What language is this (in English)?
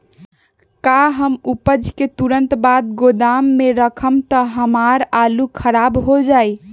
Magahi